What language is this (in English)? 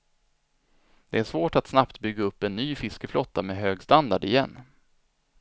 Swedish